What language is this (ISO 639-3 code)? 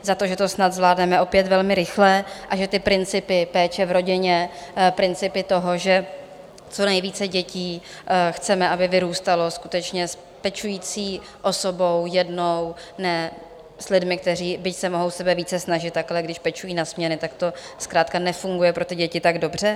ces